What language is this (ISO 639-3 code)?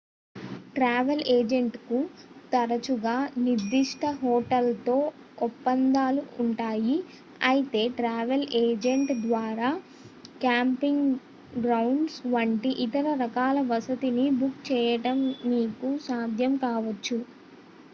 tel